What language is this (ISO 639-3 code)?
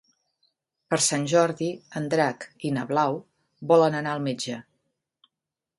cat